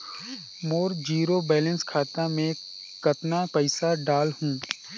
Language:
Chhattisgarhi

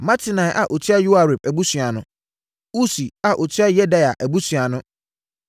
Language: Akan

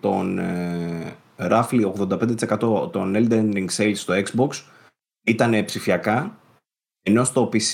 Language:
Greek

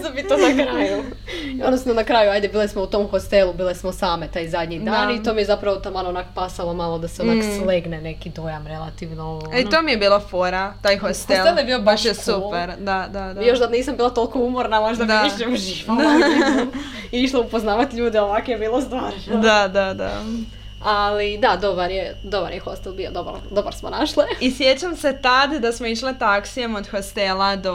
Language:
Croatian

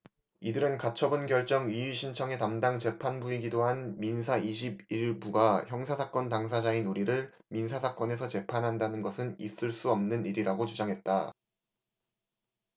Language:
Korean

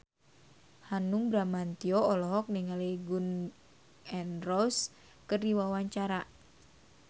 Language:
Sundanese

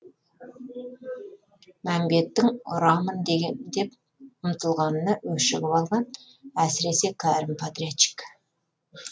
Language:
Kazakh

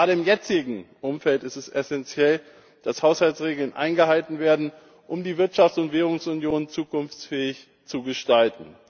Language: German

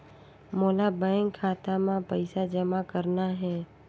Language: Chhattisgarhi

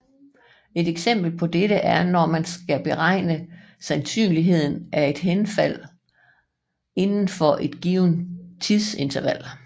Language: Danish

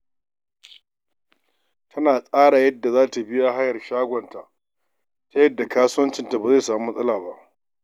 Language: Hausa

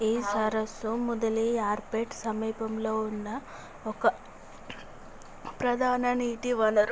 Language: Telugu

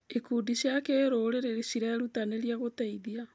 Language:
Kikuyu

